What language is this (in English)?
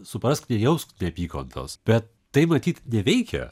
Lithuanian